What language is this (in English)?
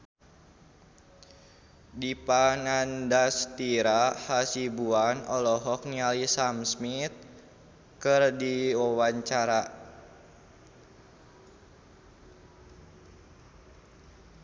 Sundanese